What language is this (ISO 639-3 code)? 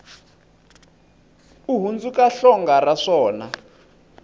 tso